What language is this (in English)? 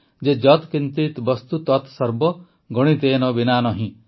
Odia